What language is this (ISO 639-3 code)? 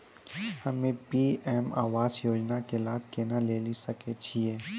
mai